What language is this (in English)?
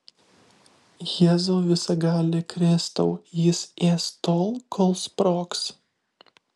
Lithuanian